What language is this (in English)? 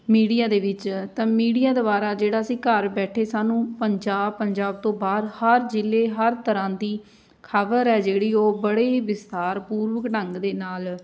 Punjabi